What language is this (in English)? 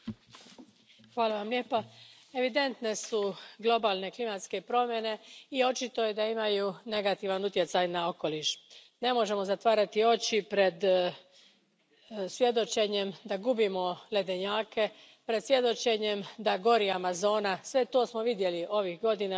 Croatian